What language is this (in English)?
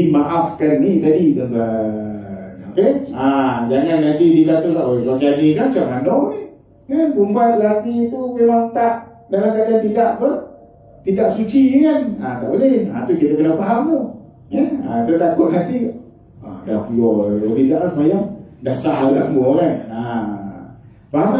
Malay